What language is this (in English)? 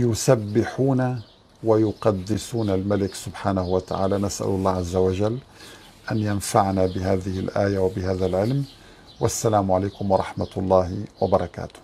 Arabic